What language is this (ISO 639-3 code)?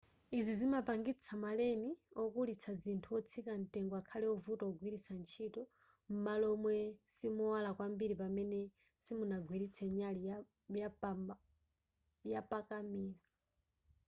nya